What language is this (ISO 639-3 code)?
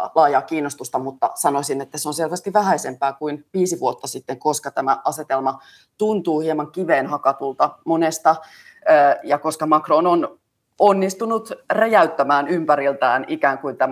fin